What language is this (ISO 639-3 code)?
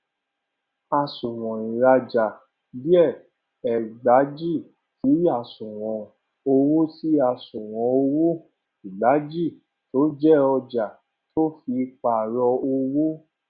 yor